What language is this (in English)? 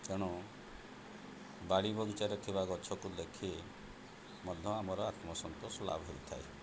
Odia